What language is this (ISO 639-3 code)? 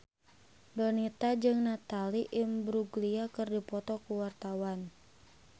sun